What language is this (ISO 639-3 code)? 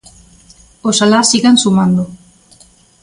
glg